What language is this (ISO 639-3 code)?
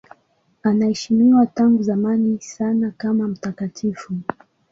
swa